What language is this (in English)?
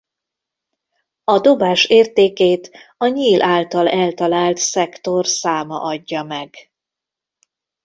Hungarian